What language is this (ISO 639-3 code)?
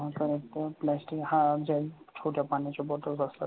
mar